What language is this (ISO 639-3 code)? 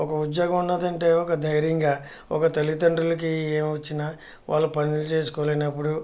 tel